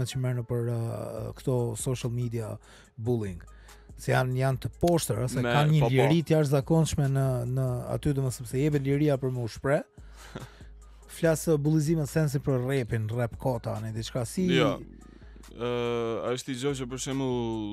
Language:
Romanian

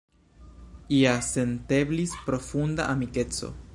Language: Esperanto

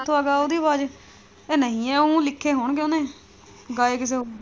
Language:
Punjabi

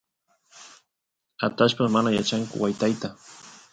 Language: Santiago del Estero Quichua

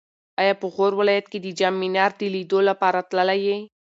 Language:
Pashto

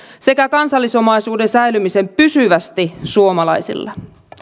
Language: Finnish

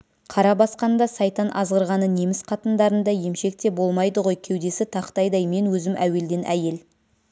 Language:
Kazakh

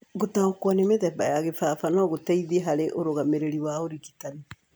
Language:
Kikuyu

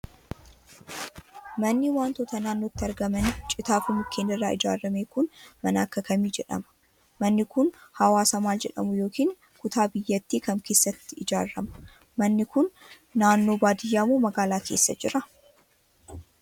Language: Oromo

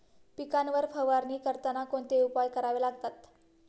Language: Marathi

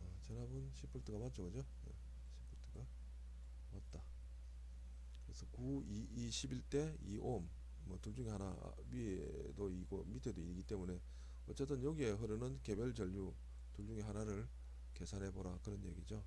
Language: Korean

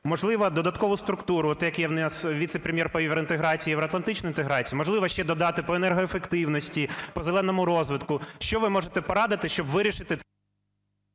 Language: Ukrainian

